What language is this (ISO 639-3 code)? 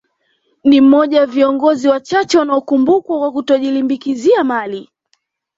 swa